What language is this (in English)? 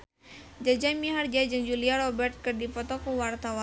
Sundanese